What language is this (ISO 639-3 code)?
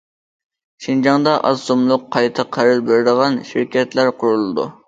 uig